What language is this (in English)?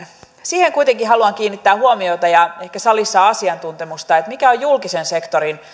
Finnish